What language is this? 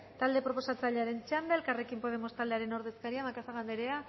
Basque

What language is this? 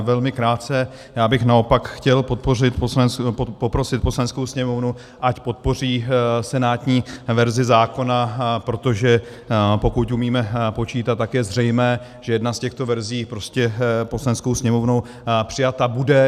Czech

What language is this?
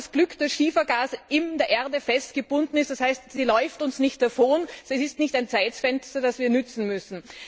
German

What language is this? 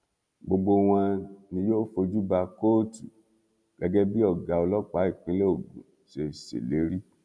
Yoruba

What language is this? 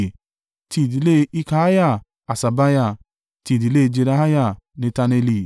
Yoruba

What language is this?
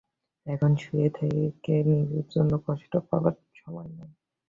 Bangla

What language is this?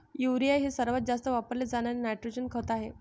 Marathi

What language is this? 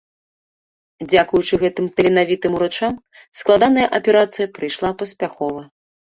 Belarusian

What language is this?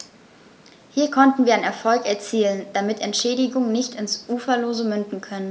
German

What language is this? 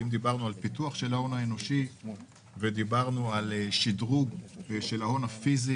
Hebrew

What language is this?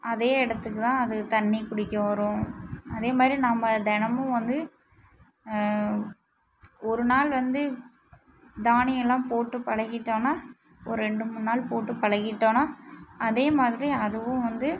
Tamil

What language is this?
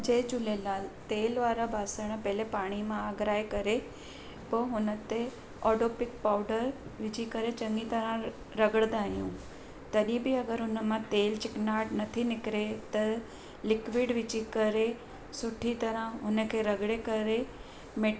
Sindhi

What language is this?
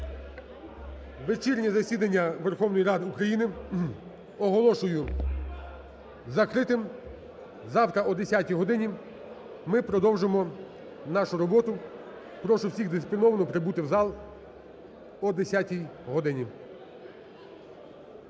Ukrainian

